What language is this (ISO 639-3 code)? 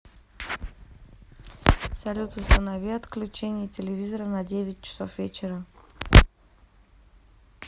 rus